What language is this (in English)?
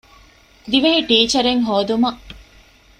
Divehi